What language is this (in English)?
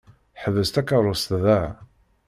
Kabyle